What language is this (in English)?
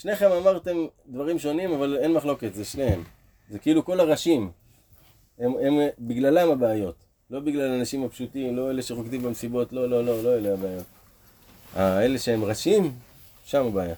Hebrew